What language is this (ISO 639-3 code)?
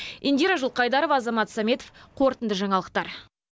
kaz